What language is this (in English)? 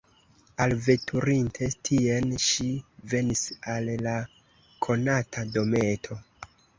Esperanto